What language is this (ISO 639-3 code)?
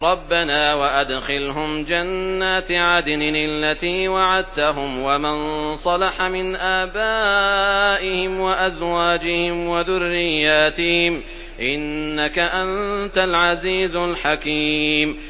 ara